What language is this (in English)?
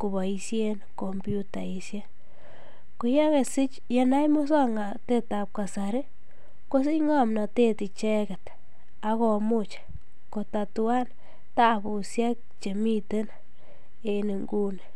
Kalenjin